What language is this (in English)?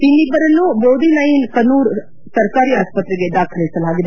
Kannada